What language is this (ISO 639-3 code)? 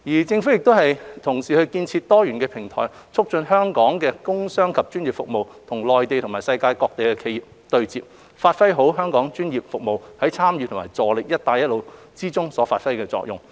yue